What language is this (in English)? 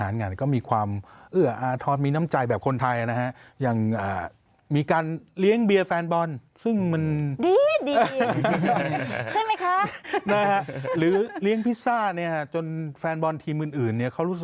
Thai